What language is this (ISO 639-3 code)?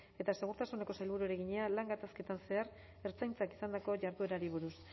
eus